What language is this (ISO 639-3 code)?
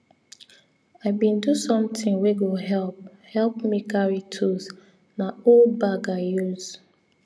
pcm